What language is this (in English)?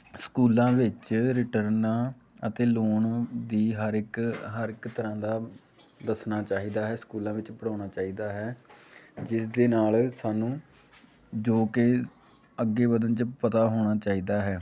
Punjabi